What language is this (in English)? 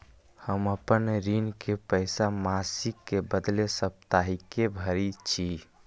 Magahi